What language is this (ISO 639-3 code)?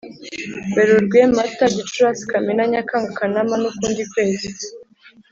kin